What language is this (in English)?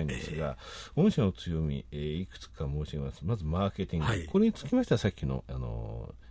Japanese